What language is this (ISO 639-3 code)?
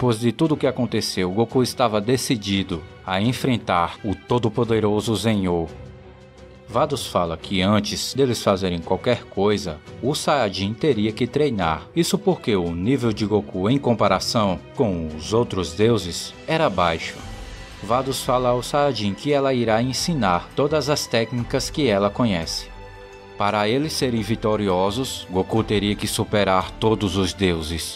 por